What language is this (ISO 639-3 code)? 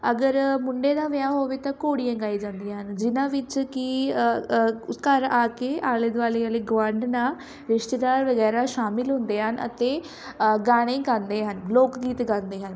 pan